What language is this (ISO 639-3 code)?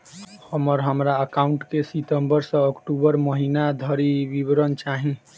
mai